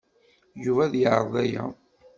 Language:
Kabyle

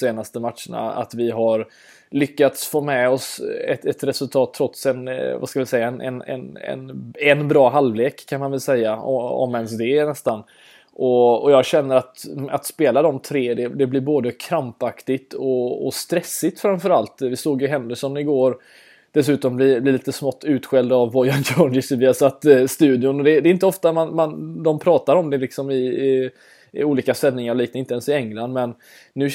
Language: Swedish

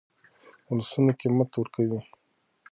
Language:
Pashto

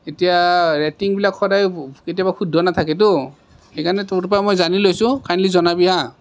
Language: Assamese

